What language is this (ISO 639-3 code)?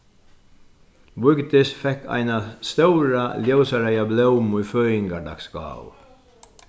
fao